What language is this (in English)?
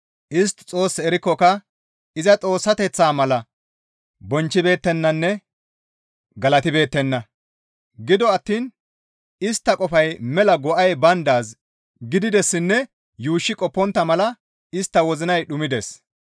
Gamo